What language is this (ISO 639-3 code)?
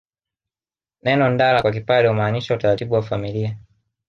swa